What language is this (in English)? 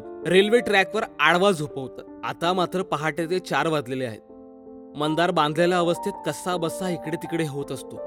Marathi